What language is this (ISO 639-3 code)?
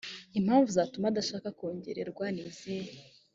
kin